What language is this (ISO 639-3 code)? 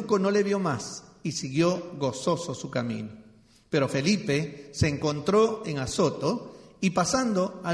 spa